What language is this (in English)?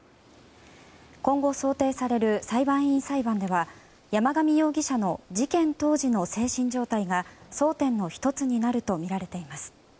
Japanese